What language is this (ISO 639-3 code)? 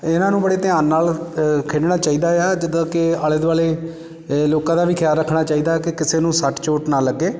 pan